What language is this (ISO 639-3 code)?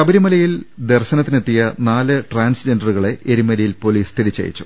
mal